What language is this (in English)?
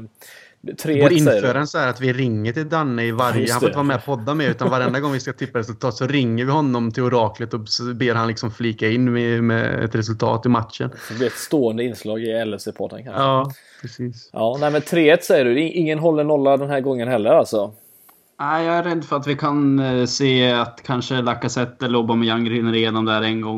Swedish